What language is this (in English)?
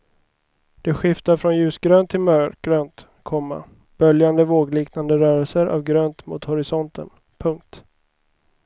Swedish